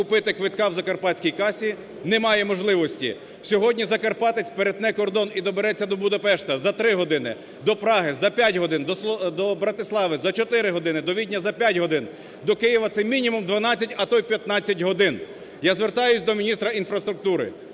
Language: Ukrainian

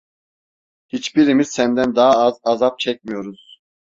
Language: Turkish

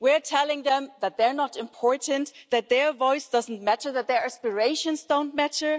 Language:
English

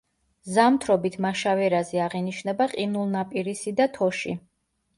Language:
Georgian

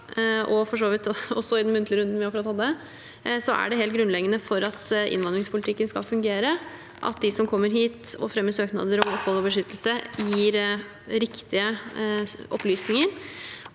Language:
Norwegian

